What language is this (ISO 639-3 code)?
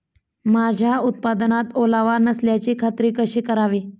mar